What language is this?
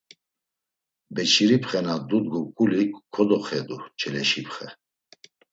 Laz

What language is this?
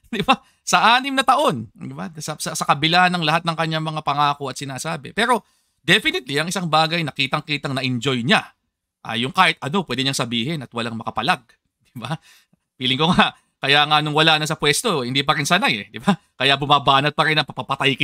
Filipino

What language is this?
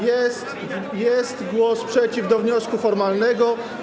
Polish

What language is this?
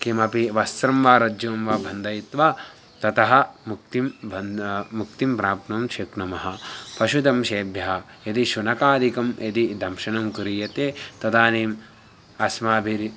Sanskrit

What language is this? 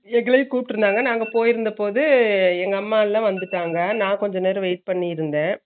Tamil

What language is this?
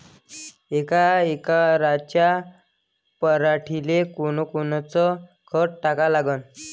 Marathi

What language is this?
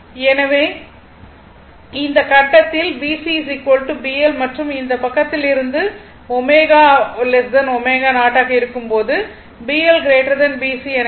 Tamil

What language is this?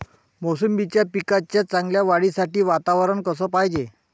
Marathi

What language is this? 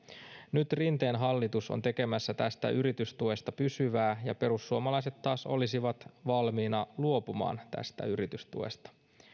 Finnish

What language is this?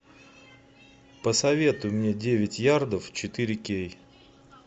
Russian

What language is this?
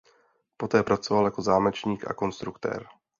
Czech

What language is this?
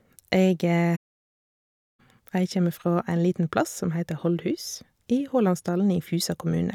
Norwegian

